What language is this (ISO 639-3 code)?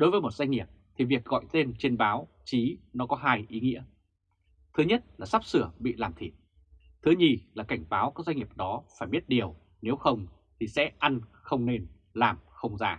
vie